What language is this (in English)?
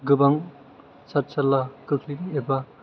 Bodo